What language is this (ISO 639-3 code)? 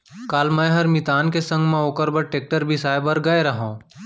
hne